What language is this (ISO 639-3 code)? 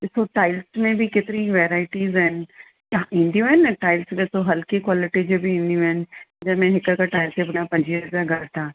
snd